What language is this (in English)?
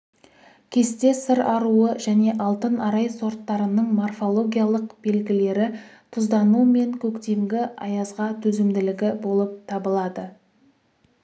Kazakh